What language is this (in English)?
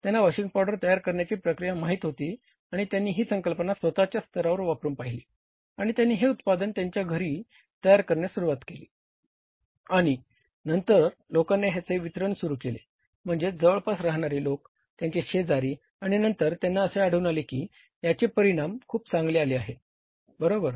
Marathi